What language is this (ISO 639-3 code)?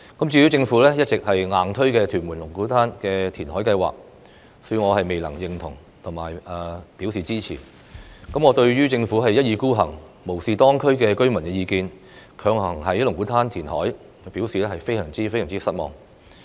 yue